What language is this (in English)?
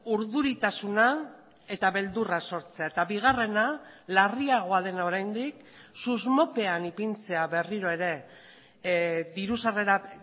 Basque